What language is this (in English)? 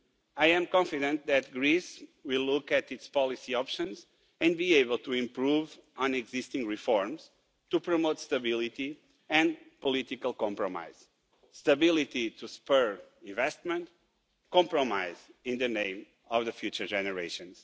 English